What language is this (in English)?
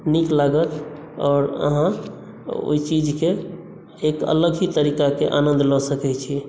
Maithili